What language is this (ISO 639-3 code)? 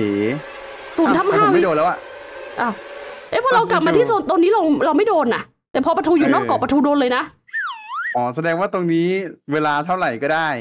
tha